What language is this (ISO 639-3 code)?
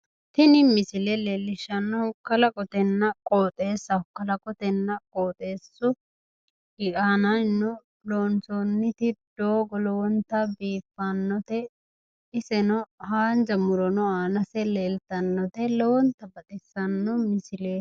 sid